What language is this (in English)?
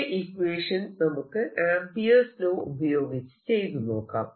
Malayalam